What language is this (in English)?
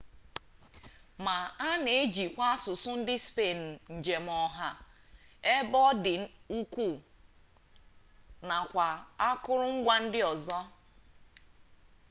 Igbo